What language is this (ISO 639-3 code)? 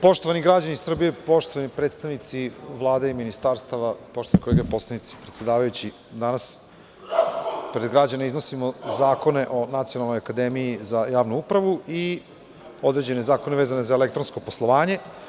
srp